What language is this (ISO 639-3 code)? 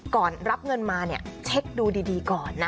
tha